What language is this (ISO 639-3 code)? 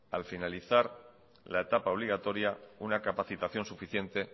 spa